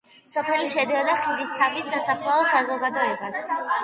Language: Georgian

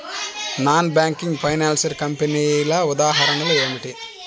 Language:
Telugu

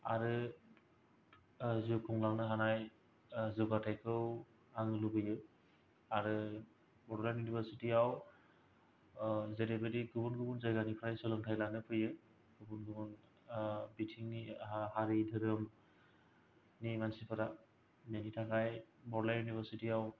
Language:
Bodo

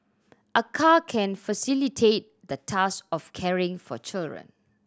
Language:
English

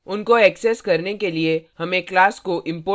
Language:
Hindi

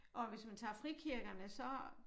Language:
Danish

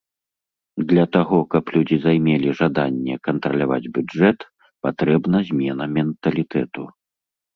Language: Belarusian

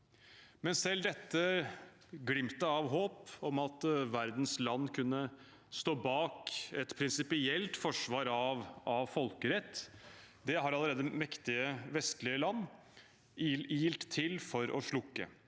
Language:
Norwegian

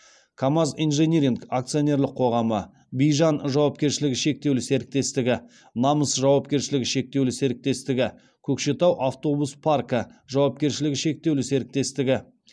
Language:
Kazakh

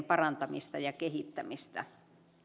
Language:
Finnish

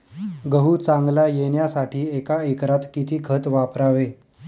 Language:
Marathi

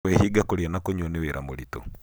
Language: Kikuyu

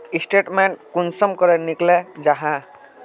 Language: Magahi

